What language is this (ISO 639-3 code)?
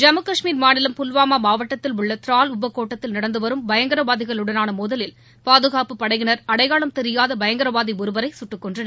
tam